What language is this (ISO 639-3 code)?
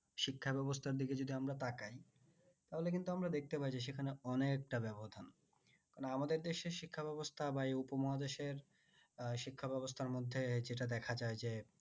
ben